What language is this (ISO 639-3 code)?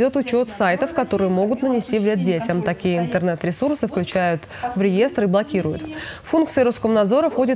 rus